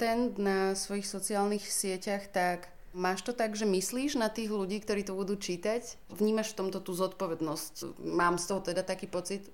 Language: Slovak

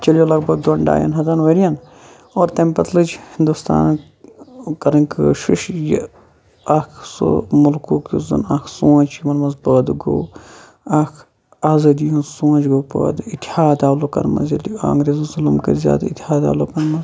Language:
Kashmiri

